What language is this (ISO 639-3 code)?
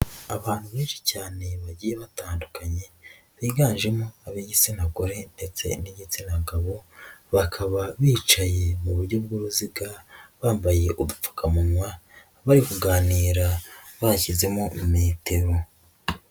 kin